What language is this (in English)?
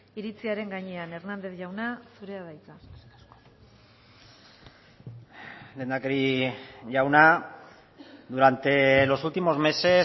Basque